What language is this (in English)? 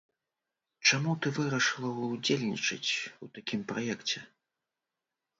Belarusian